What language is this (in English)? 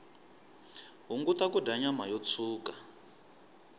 Tsonga